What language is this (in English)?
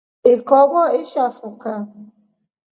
Rombo